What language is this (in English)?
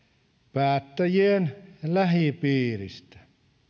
Finnish